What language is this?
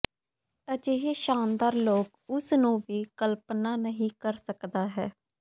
Punjabi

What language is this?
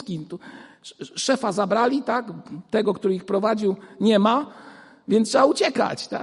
Polish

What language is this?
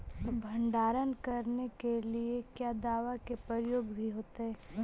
Magahi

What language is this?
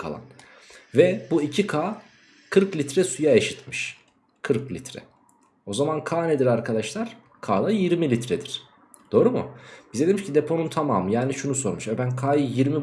Turkish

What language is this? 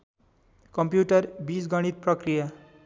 Nepali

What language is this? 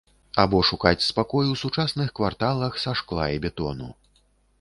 Belarusian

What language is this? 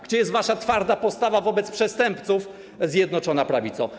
Polish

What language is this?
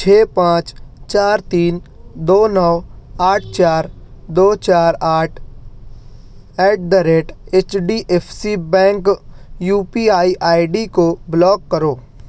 Urdu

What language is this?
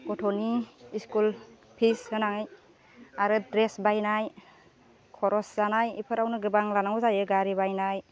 Bodo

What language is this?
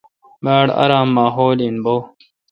Kalkoti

